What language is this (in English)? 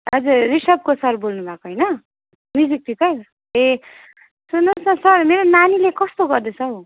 Nepali